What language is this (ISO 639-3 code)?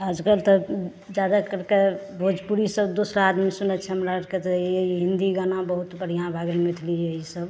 mai